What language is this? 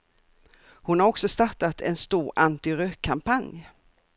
Swedish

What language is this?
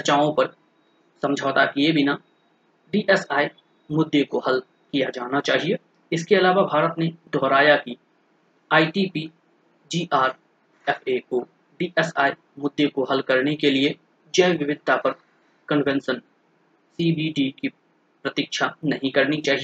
Hindi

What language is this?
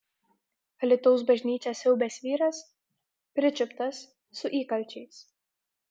Lithuanian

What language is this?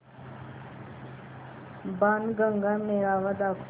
Marathi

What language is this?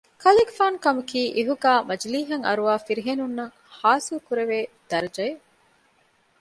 Divehi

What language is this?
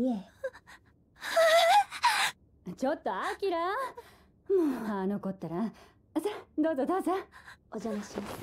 Japanese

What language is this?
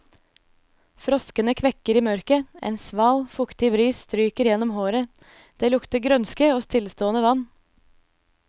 Norwegian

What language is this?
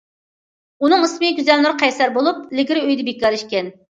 Uyghur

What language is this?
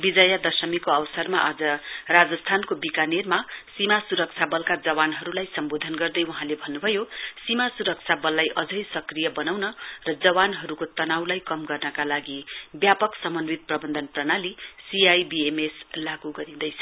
Nepali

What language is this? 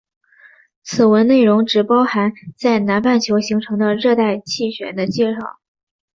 Chinese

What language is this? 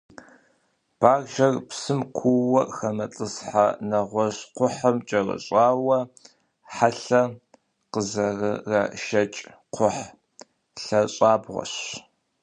Kabardian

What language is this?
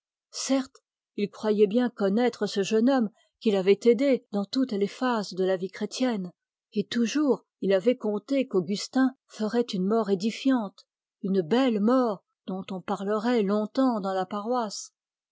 French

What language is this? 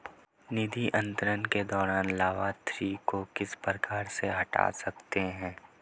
Hindi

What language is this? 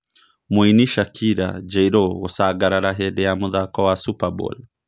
Kikuyu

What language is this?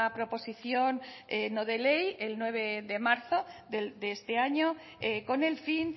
Spanish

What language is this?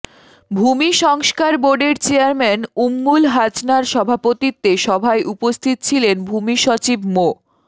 Bangla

